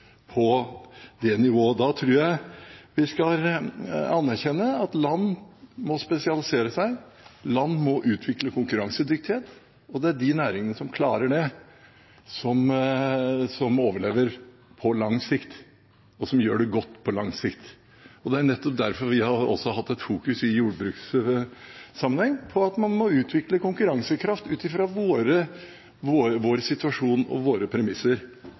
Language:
Norwegian Bokmål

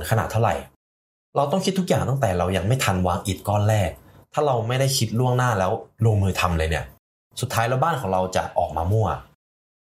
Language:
Thai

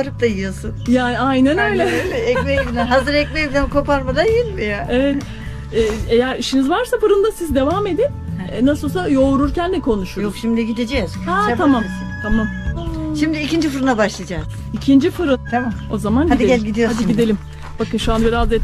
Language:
Turkish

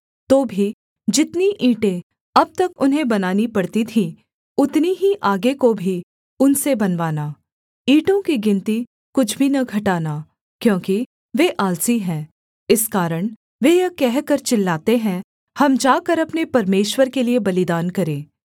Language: Hindi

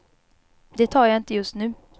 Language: Swedish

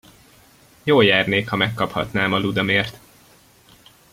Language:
Hungarian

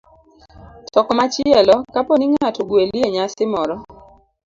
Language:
Luo (Kenya and Tanzania)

